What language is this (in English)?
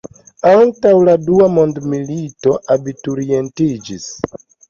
Esperanto